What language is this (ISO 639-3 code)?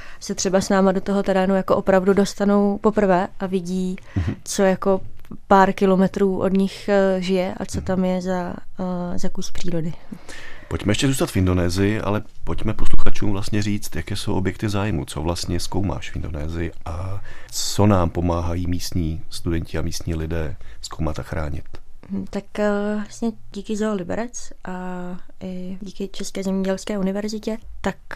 ces